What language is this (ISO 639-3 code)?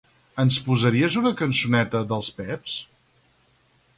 cat